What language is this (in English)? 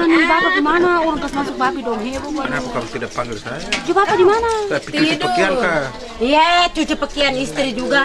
Indonesian